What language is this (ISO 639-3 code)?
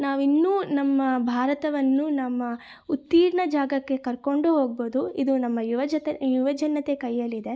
kan